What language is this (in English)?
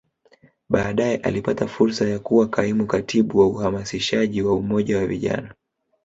Swahili